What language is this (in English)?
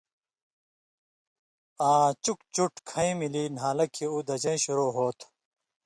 Indus Kohistani